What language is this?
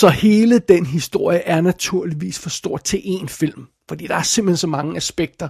Danish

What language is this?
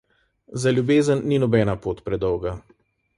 Slovenian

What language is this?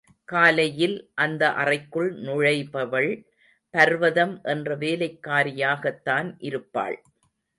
Tamil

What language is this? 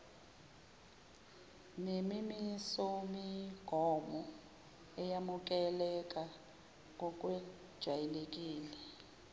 Zulu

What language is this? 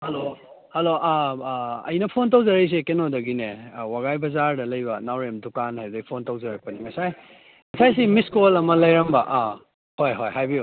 Manipuri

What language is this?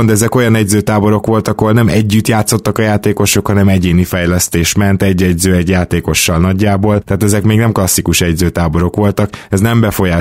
Hungarian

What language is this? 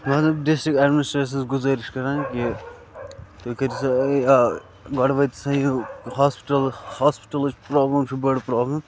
Kashmiri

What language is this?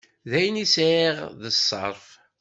Kabyle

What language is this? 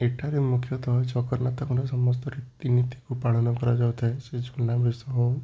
Odia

